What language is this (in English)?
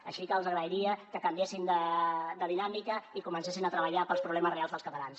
Catalan